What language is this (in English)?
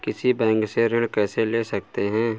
Hindi